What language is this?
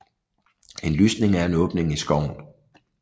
Danish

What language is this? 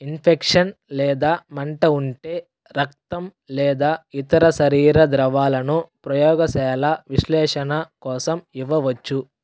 Telugu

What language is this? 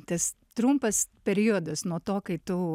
Lithuanian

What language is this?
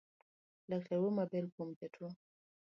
Luo (Kenya and Tanzania)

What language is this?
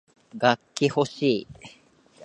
Japanese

